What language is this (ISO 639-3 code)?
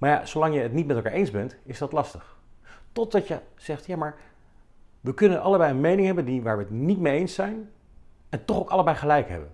nld